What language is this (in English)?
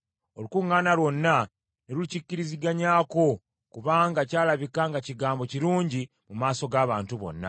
Ganda